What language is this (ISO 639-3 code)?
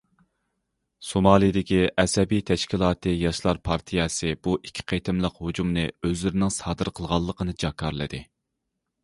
uig